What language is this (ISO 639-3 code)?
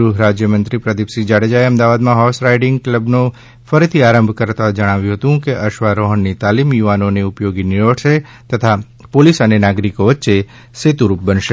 guj